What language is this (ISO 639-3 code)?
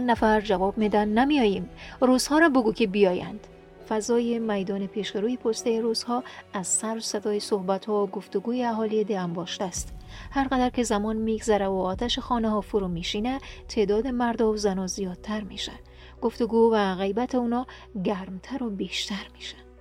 fas